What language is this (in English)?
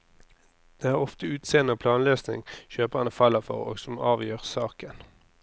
Norwegian